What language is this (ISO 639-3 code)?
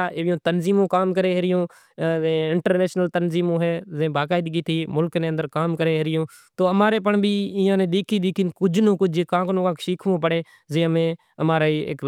gjk